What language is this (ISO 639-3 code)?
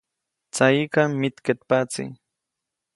zoc